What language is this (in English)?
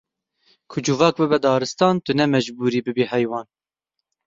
Kurdish